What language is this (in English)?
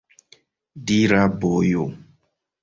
Esperanto